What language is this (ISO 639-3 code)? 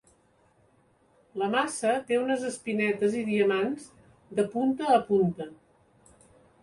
cat